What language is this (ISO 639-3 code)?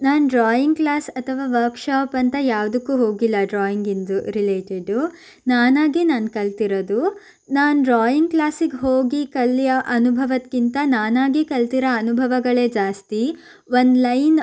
kan